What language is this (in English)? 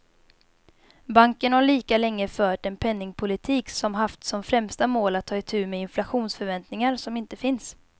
Swedish